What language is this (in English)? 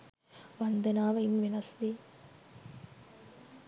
Sinhala